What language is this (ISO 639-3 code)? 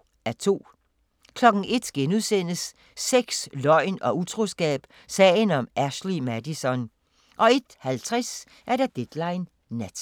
dan